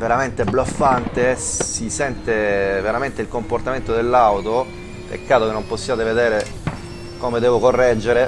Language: Italian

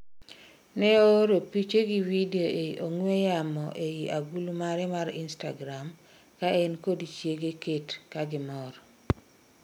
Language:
Luo (Kenya and Tanzania)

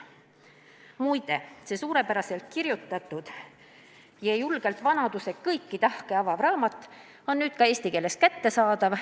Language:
Estonian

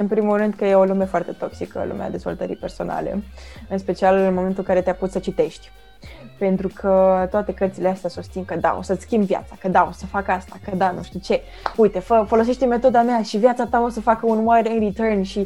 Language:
Romanian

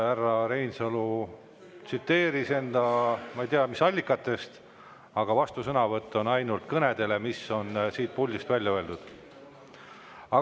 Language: Estonian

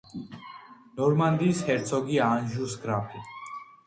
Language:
Georgian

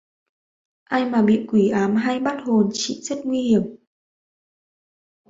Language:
Vietnamese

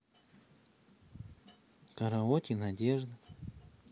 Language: Russian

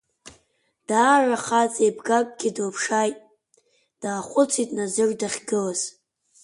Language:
Abkhazian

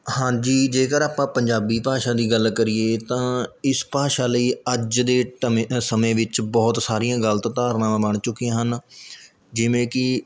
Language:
Punjabi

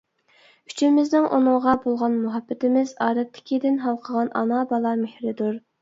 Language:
Uyghur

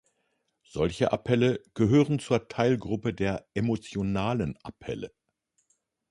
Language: German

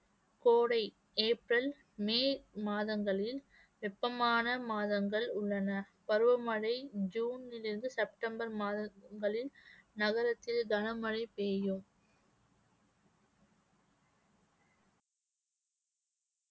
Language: Tamil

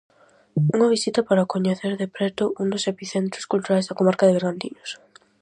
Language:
Galician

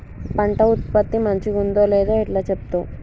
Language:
Telugu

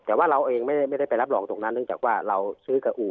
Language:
Thai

